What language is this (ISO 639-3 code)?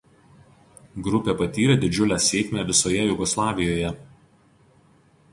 lit